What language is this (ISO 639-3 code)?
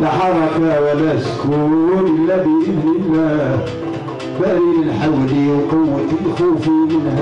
ara